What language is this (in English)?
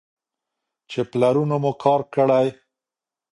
Pashto